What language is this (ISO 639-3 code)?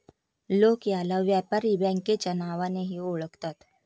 mar